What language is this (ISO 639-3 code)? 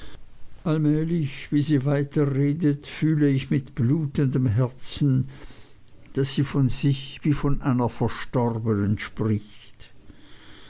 deu